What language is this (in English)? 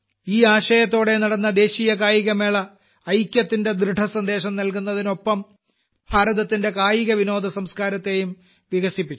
Malayalam